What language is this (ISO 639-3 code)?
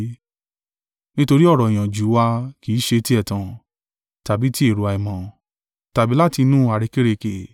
yor